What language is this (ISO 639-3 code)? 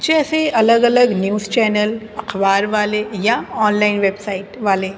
urd